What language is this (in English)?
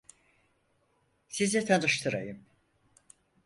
Turkish